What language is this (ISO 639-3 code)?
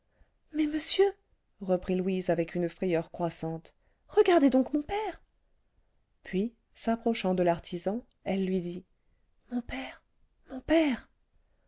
fra